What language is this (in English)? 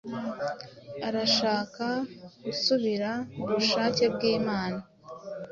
Kinyarwanda